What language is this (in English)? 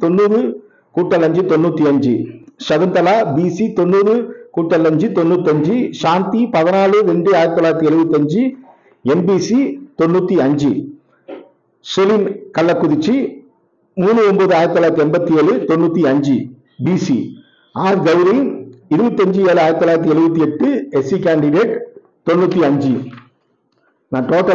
Tamil